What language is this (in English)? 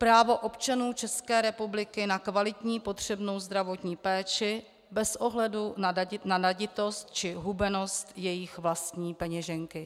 Czech